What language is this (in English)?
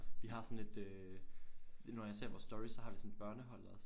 Danish